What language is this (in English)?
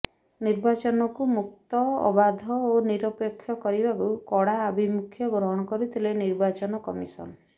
Odia